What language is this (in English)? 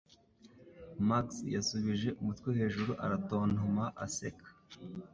Kinyarwanda